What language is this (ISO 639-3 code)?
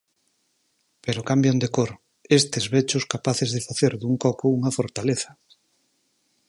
glg